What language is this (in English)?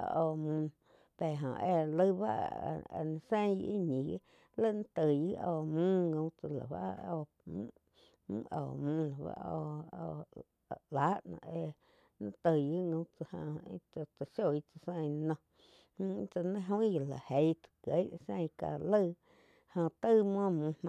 Quiotepec Chinantec